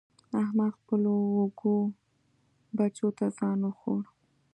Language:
Pashto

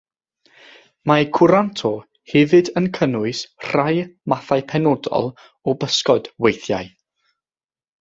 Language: Welsh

